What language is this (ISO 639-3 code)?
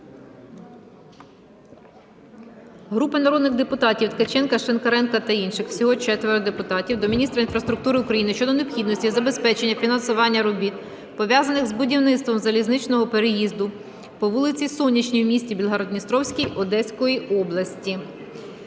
ukr